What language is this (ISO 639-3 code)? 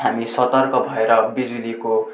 nep